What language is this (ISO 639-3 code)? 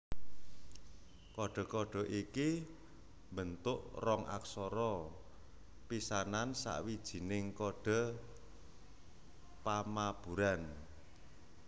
jav